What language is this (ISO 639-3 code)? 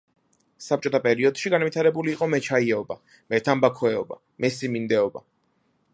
kat